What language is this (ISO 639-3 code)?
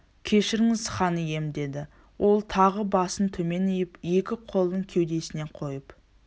kaz